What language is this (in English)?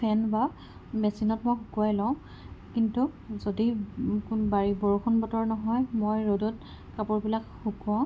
Assamese